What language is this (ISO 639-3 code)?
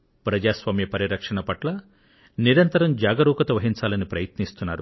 tel